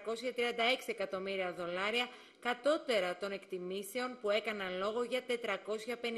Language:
Greek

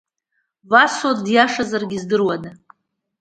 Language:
Abkhazian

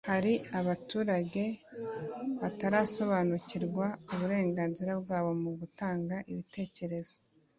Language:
Kinyarwanda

